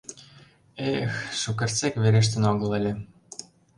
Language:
Mari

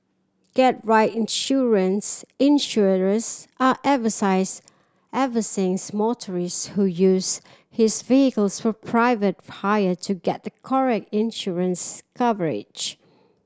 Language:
English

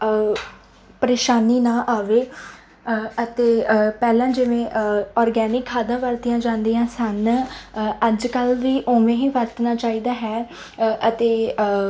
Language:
Punjabi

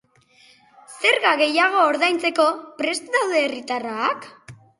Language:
Basque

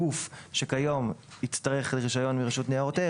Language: Hebrew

